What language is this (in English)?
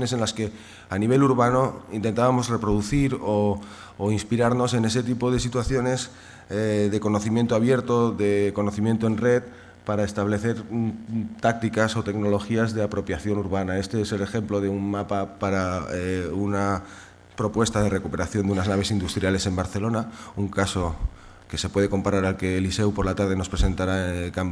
Spanish